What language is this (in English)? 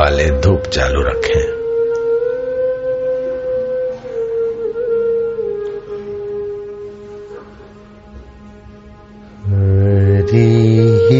Hindi